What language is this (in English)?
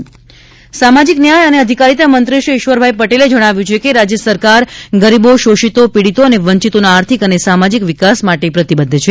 Gujarati